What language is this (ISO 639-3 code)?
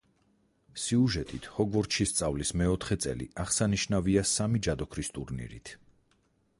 kat